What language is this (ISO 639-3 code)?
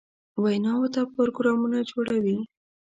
pus